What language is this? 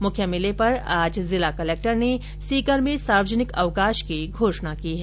Hindi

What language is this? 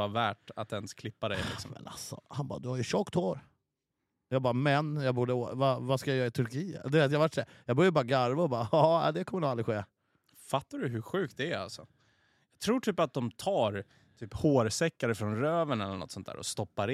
Swedish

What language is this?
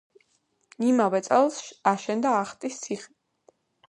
Georgian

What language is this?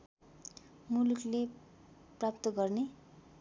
Nepali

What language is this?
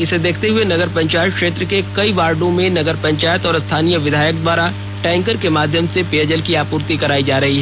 Hindi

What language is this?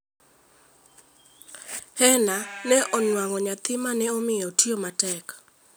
Luo (Kenya and Tanzania)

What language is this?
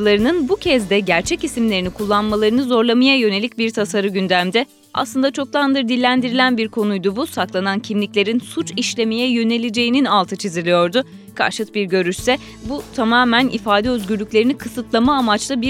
Turkish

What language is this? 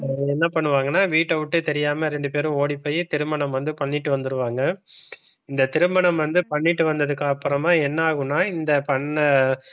Tamil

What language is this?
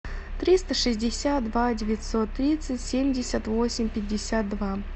Russian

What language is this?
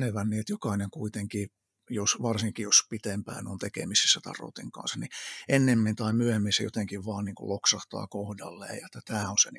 Finnish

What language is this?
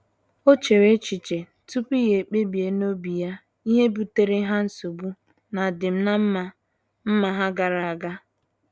Igbo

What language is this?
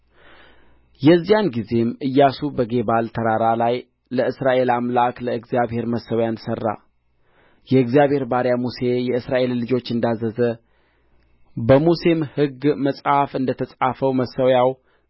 Amharic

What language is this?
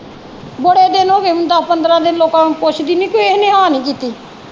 Punjabi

